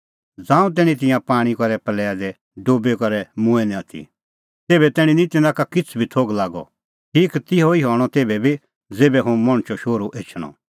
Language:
Kullu Pahari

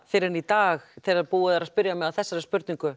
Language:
Icelandic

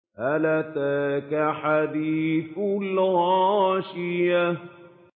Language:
Arabic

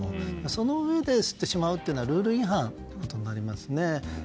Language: Japanese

